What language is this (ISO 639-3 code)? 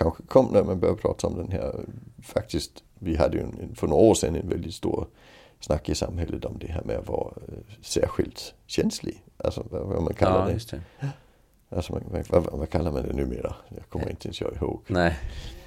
swe